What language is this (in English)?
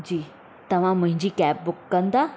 Sindhi